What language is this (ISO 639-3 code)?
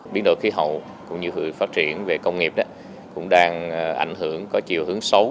vie